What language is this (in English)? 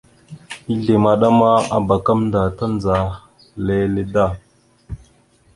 Mada (Cameroon)